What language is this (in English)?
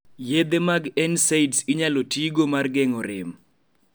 Luo (Kenya and Tanzania)